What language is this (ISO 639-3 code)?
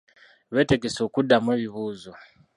lug